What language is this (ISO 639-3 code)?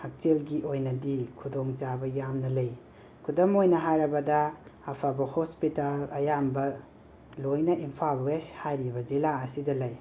mni